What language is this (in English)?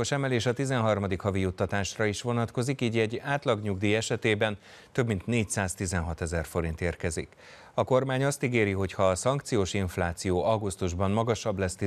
Hungarian